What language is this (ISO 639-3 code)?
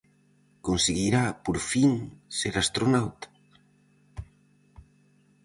glg